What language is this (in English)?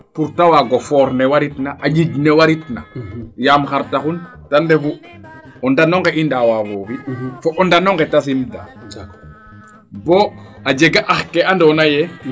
Serer